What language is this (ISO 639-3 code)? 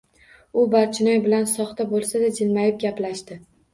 uzb